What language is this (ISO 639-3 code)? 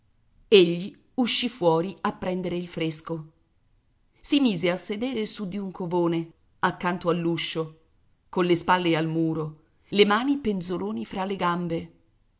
ita